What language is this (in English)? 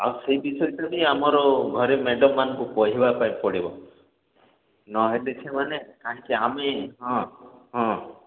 Odia